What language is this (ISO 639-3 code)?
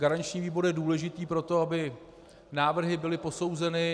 ces